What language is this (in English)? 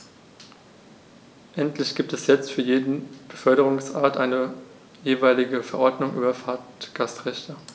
German